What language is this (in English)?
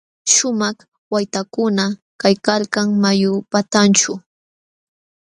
Jauja Wanca Quechua